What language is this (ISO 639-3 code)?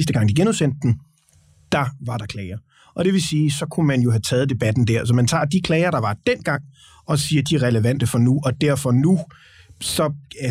dan